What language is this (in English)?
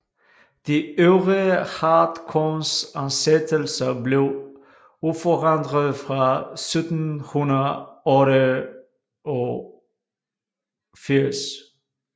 Danish